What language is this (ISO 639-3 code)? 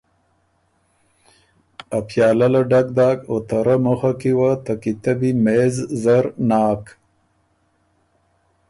oru